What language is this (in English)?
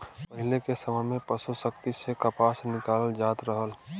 Bhojpuri